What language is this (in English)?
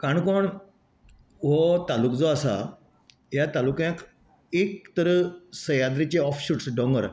Konkani